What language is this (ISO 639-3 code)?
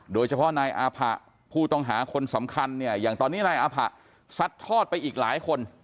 tha